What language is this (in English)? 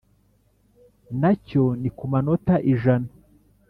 Kinyarwanda